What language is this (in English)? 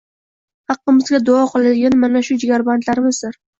Uzbek